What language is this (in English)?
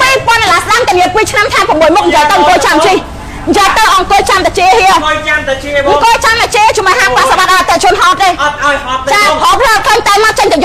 Thai